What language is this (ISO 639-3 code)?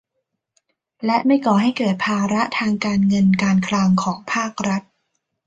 tha